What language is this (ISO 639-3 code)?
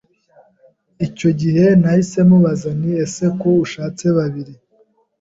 kin